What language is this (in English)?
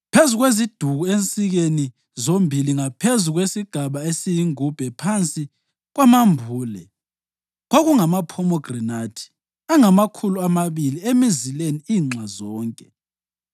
North Ndebele